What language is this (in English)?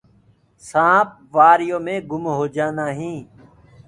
Gurgula